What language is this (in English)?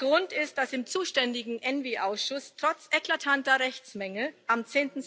German